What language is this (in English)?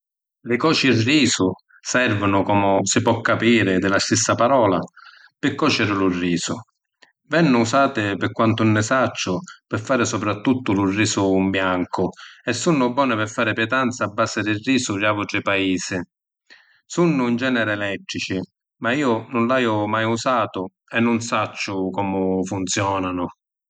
Sicilian